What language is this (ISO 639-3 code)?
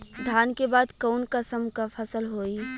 bho